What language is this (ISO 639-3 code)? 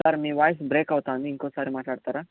tel